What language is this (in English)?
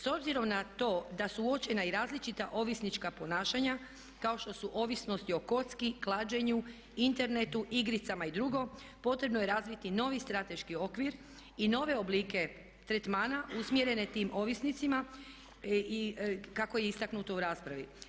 Croatian